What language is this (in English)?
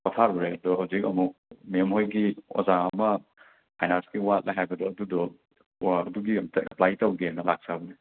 Manipuri